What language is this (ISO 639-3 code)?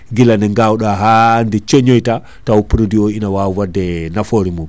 ful